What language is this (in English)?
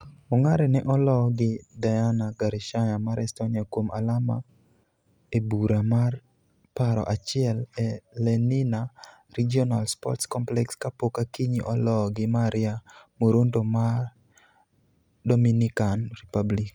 Luo (Kenya and Tanzania)